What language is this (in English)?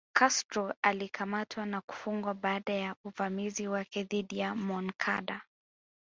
Swahili